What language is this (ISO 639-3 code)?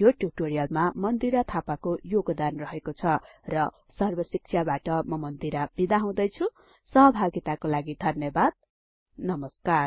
nep